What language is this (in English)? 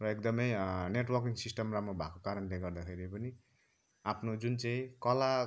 Nepali